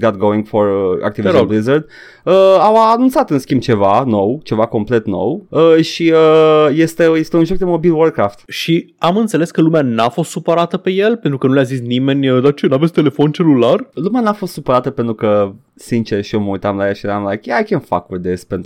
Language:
Romanian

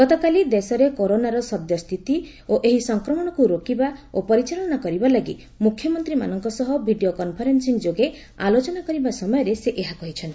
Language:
Odia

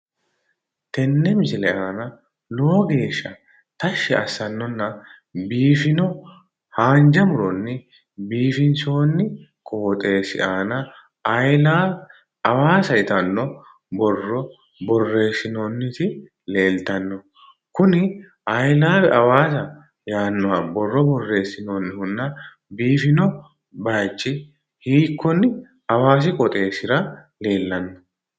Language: Sidamo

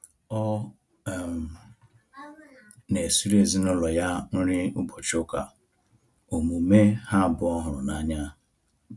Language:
Igbo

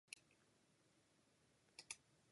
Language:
Japanese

